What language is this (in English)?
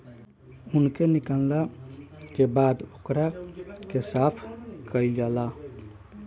Bhojpuri